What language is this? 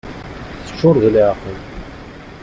Kabyle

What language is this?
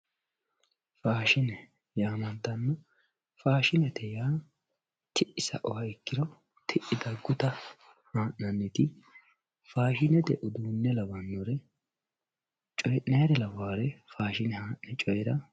Sidamo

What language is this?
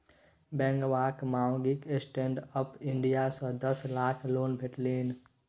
Maithili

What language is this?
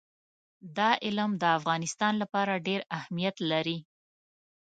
Pashto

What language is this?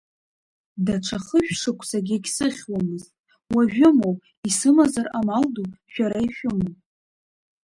Abkhazian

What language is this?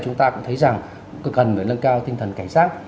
Vietnamese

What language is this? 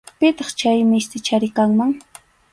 Arequipa-La Unión Quechua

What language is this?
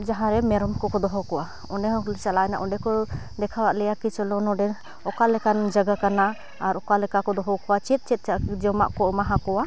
Santali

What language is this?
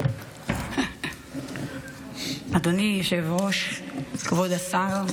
Hebrew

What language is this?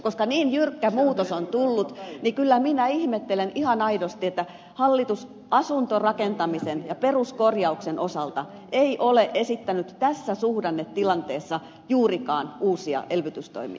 Finnish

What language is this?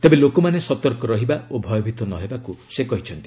Odia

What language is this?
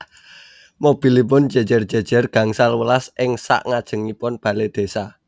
Javanese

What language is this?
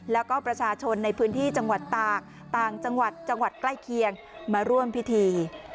Thai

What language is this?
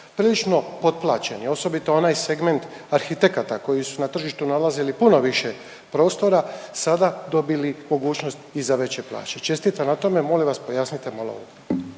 Croatian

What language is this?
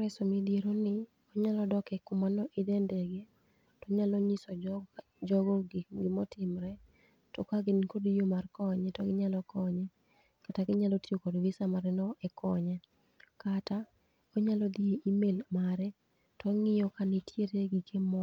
Luo (Kenya and Tanzania)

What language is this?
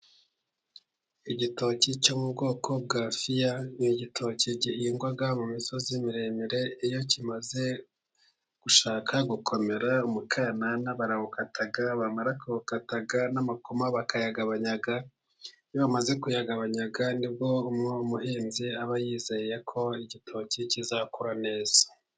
Kinyarwanda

